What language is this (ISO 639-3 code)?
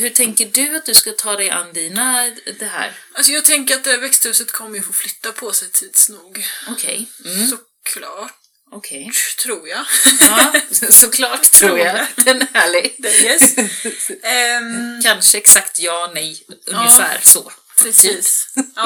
swe